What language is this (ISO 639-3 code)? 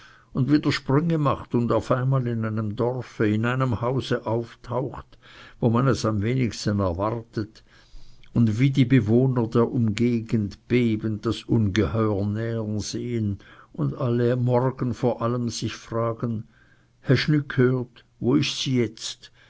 deu